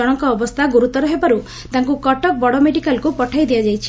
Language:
Odia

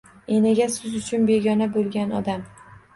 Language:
Uzbek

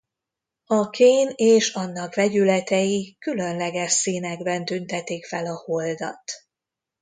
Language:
Hungarian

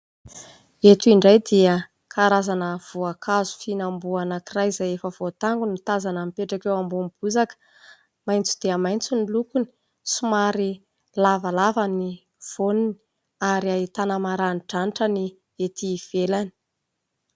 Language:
Malagasy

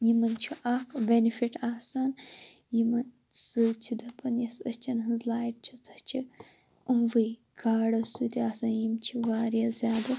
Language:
Kashmiri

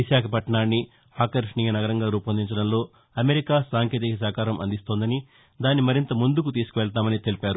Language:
Telugu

